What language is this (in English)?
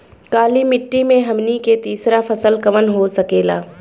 Bhojpuri